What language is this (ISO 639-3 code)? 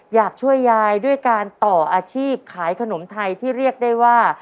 tha